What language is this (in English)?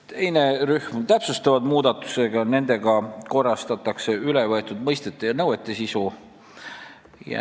Estonian